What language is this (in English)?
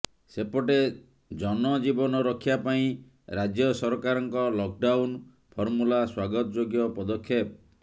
Odia